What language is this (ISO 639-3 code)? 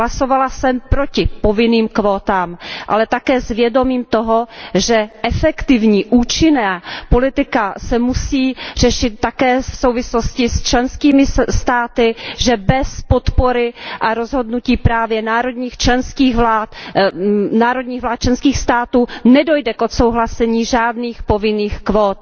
ces